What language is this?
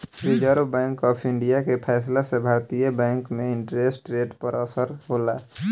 Bhojpuri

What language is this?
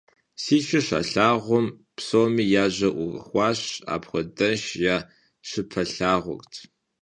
Kabardian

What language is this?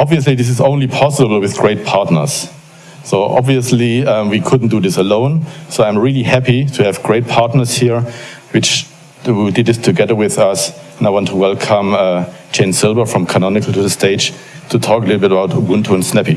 English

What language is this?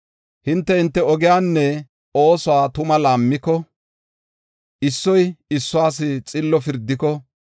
Gofa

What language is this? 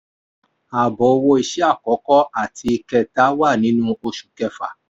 Yoruba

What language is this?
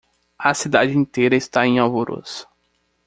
Portuguese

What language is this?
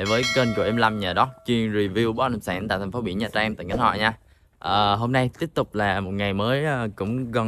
Vietnamese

